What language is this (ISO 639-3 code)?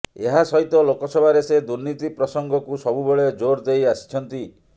ori